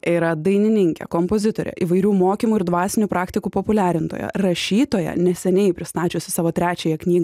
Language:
Lithuanian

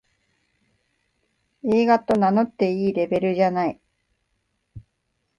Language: Japanese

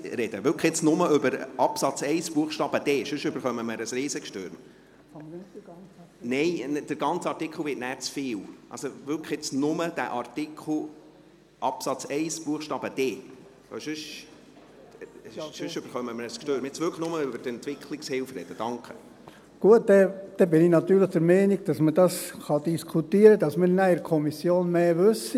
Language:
Swiss German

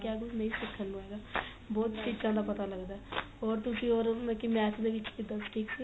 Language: Punjabi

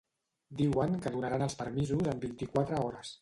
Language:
Catalan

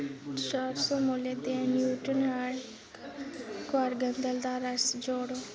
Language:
Dogri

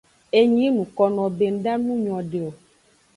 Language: Aja (Benin)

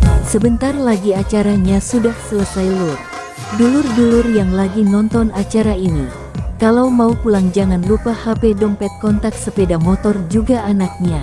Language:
Indonesian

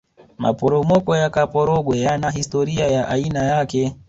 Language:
Swahili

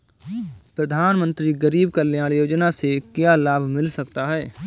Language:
Hindi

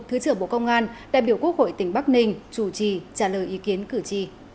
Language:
Vietnamese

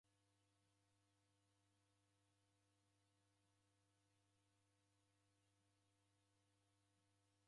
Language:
Taita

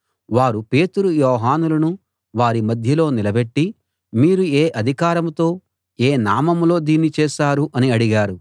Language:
Telugu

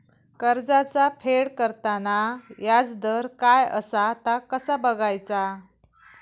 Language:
Marathi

